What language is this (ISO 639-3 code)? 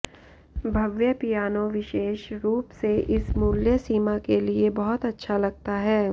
hin